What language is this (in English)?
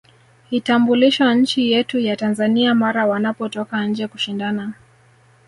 Swahili